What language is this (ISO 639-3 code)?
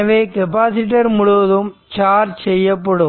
tam